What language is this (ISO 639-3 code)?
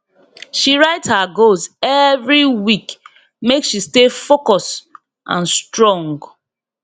pcm